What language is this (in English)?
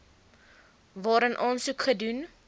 Afrikaans